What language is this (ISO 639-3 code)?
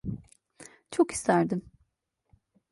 tur